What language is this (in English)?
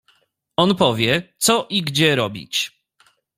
Polish